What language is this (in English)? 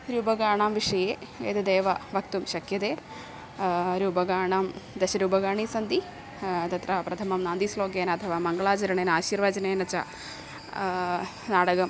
Sanskrit